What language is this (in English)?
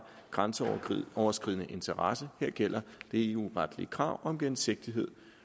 Danish